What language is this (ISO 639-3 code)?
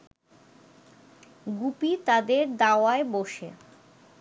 ben